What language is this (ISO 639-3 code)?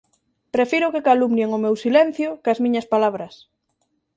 glg